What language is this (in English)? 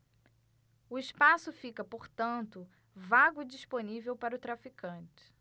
Portuguese